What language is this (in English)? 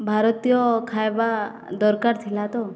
Odia